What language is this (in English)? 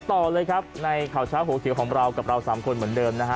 Thai